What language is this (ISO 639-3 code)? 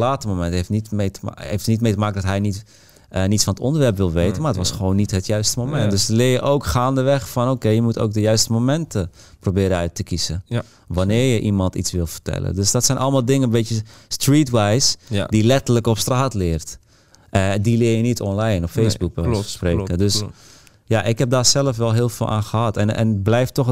nld